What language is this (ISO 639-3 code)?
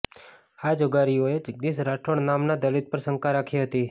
guj